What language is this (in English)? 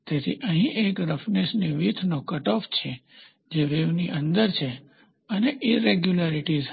Gujarati